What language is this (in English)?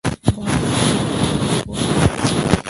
Bangla